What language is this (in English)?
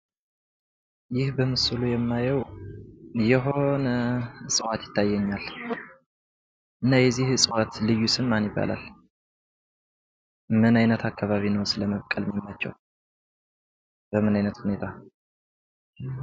Amharic